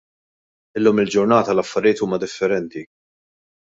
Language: Maltese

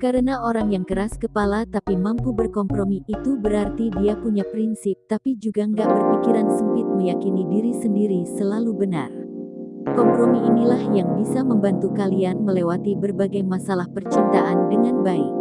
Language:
Indonesian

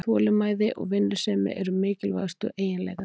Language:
Icelandic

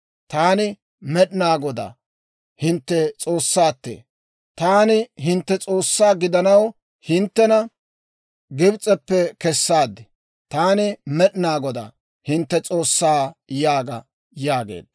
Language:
Dawro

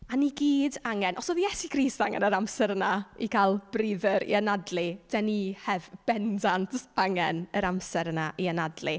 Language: Welsh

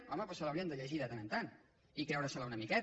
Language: Catalan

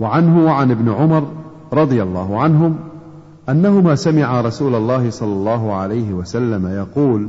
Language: Arabic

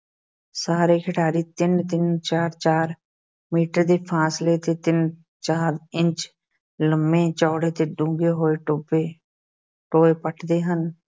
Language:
Punjabi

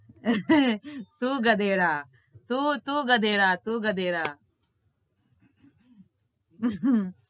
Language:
Gujarati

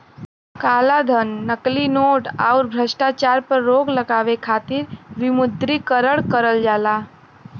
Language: Bhojpuri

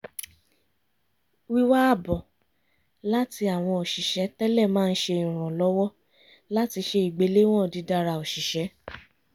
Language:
Yoruba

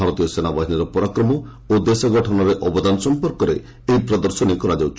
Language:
Odia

